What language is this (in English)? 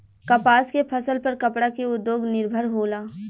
Bhojpuri